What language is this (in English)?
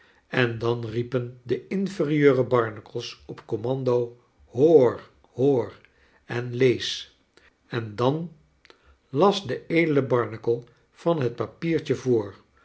Dutch